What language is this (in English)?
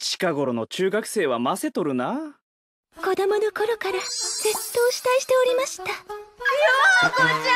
Japanese